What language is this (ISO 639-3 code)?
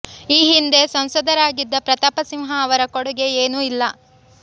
kan